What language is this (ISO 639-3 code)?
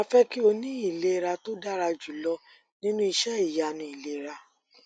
yor